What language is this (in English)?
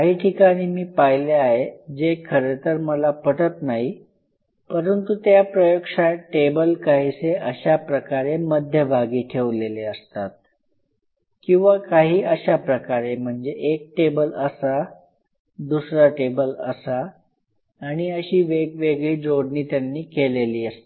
Marathi